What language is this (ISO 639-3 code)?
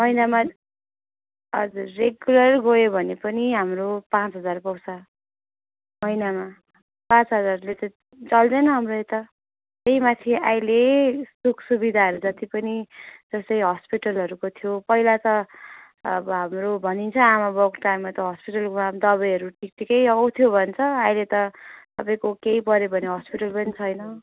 nep